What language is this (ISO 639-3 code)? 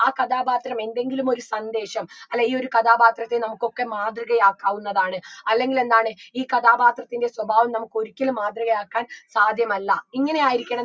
mal